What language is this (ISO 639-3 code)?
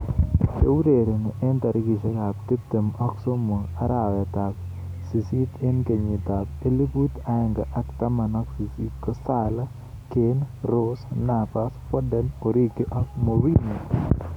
kln